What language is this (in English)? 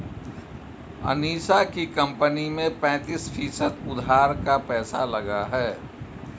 Hindi